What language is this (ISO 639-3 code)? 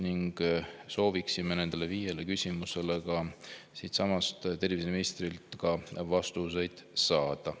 est